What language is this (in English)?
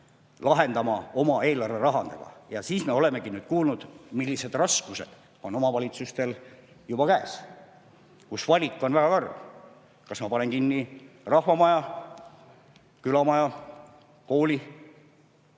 Estonian